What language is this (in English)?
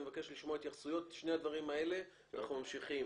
Hebrew